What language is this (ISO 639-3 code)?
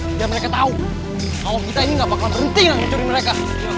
ind